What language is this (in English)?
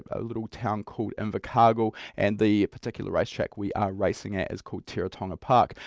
English